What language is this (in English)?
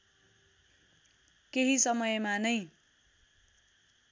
Nepali